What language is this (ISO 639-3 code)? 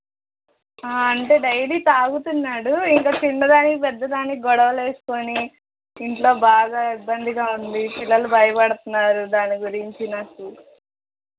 tel